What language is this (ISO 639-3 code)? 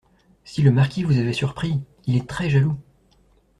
fra